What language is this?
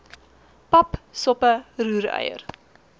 Afrikaans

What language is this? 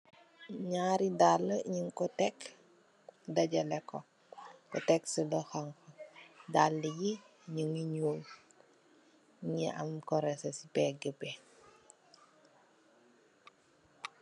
Wolof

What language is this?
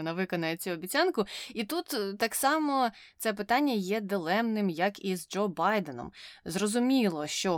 Ukrainian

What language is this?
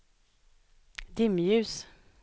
Swedish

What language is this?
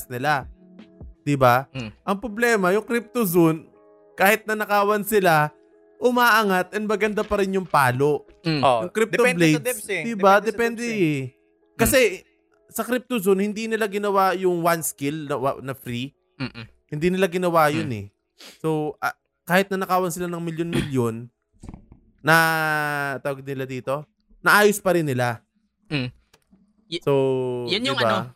Filipino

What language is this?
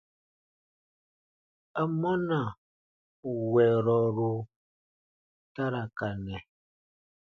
Baatonum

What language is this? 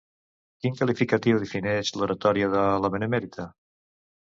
Catalan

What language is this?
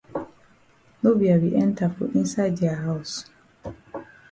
Cameroon Pidgin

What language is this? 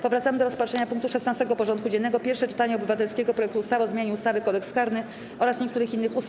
Polish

